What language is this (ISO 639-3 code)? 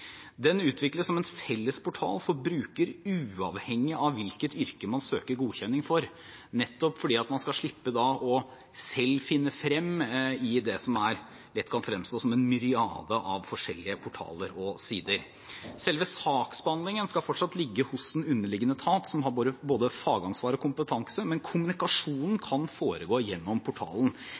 nob